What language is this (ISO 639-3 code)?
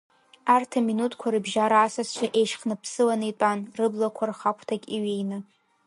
abk